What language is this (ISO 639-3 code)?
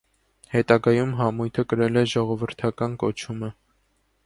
hye